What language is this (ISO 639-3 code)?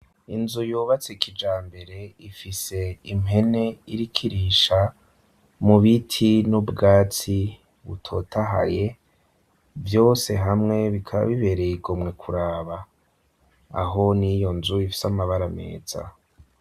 run